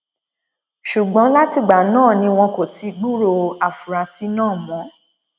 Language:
Yoruba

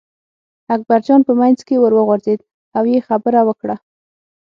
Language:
Pashto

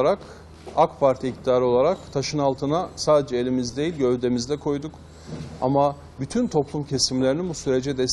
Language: Turkish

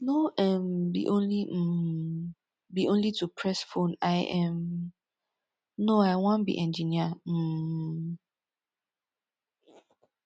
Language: Nigerian Pidgin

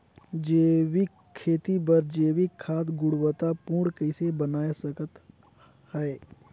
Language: Chhattisgarhi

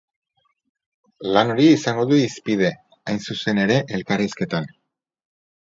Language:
Basque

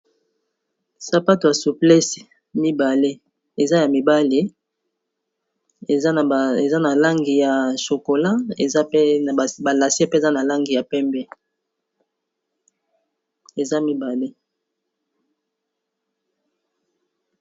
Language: Lingala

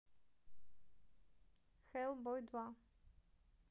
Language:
Russian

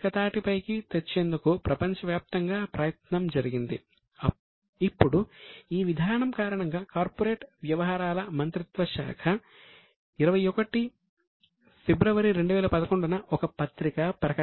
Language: Telugu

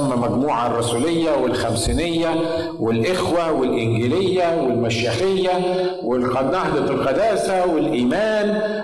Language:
Arabic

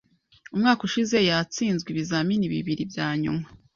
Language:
Kinyarwanda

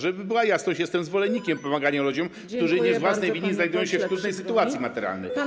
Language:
Polish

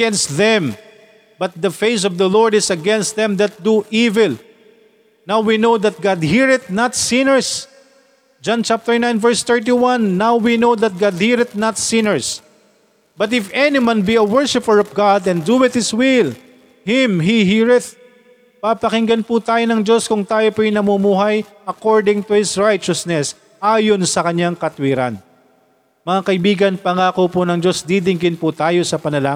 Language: Filipino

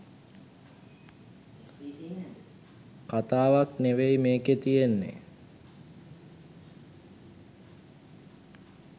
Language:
Sinhala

